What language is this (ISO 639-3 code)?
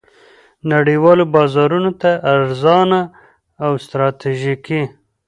pus